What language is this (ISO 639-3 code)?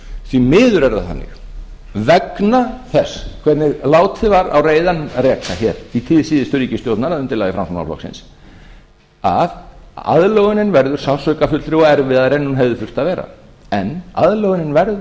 isl